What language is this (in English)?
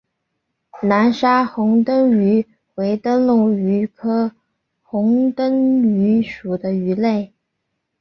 Chinese